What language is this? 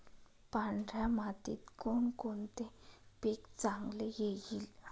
Marathi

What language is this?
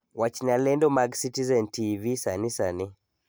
Luo (Kenya and Tanzania)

